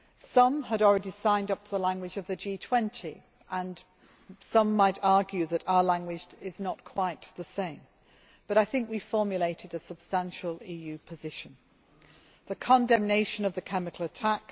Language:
English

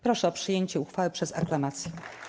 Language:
Polish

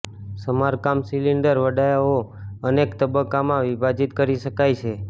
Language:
Gujarati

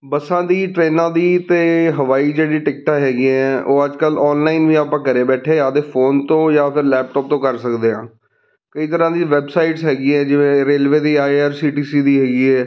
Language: Punjabi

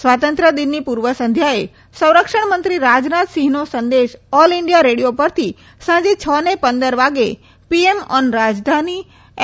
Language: Gujarati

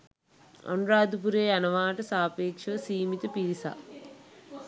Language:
Sinhala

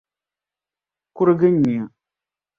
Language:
Dagbani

